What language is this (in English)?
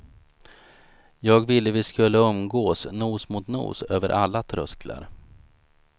Swedish